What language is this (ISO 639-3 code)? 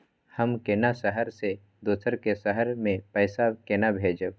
mai